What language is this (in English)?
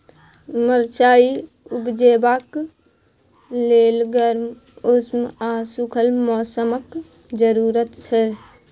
Maithili